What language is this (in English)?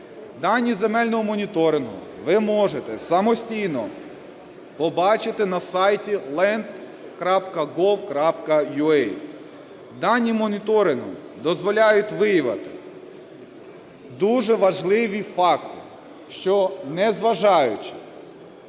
Ukrainian